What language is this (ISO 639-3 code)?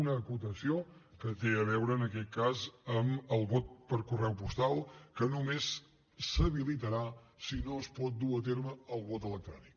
cat